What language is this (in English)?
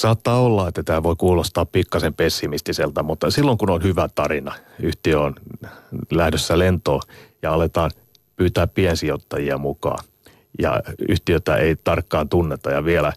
Finnish